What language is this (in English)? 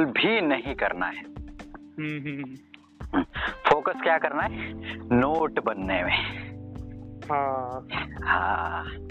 Hindi